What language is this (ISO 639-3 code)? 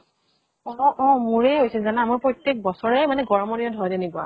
asm